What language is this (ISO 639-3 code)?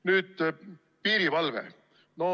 est